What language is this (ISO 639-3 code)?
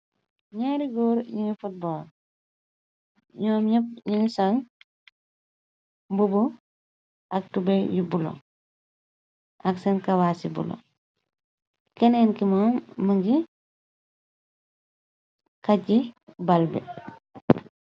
wol